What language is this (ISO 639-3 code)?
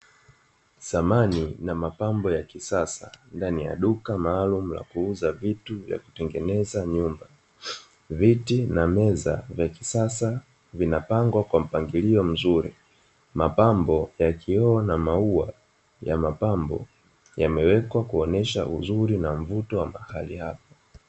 swa